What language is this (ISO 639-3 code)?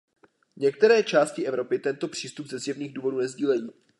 ces